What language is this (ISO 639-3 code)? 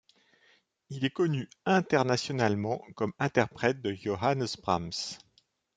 fra